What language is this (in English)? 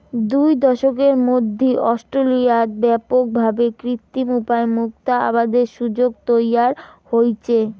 Bangla